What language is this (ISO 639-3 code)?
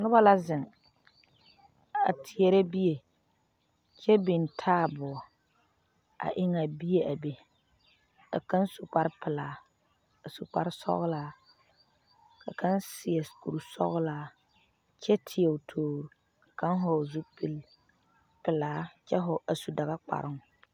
dga